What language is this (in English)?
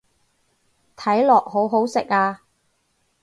Cantonese